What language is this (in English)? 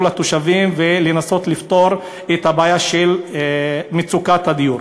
Hebrew